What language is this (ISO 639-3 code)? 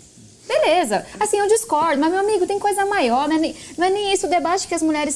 por